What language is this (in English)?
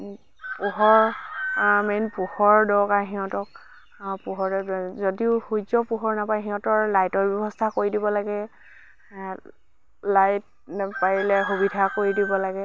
Assamese